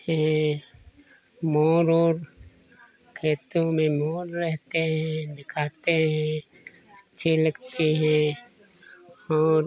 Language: Hindi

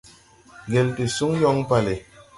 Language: Tupuri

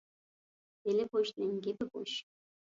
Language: Uyghur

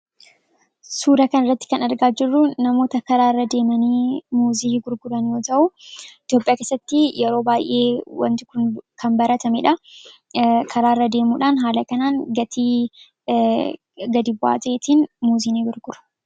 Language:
Oromo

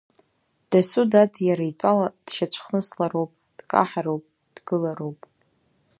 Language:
Abkhazian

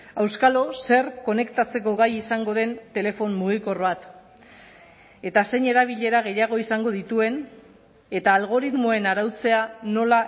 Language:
Basque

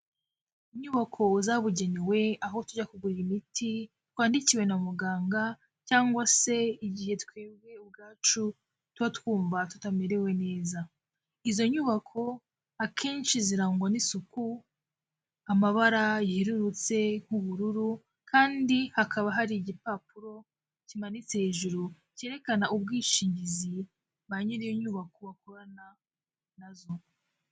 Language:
Kinyarwanda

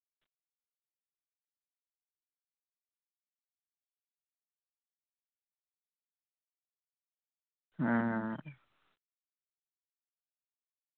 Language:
Santali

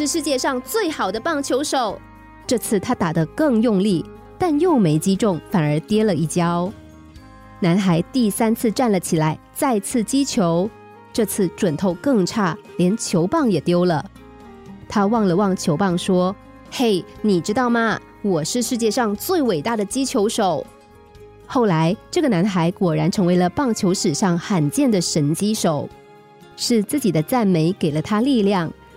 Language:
Chinese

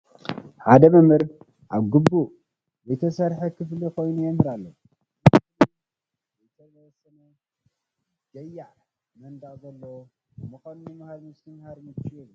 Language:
Tigrinya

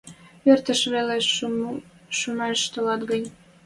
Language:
Western Mari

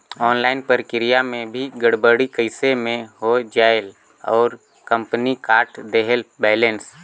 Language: Chhattisgarhi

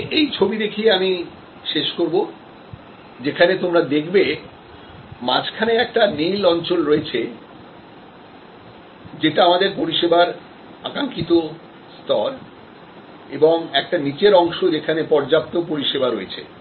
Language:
Bangla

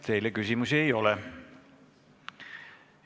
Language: Estonian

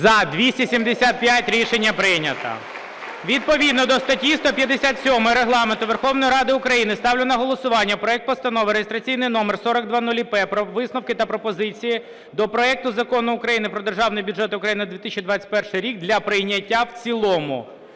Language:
Ukrainian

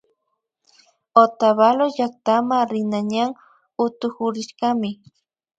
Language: Imbabura Highland Quichua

